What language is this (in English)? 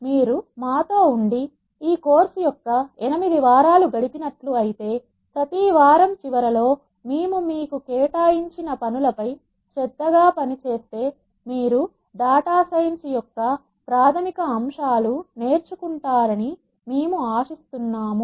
Telugu